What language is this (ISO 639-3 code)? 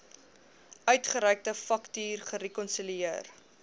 afr